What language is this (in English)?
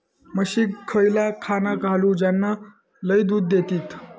Marathi